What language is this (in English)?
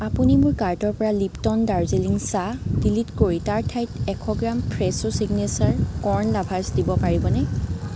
Assamese